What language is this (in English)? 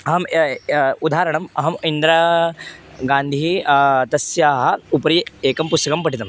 Sanskrit